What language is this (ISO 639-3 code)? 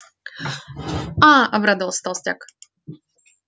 rus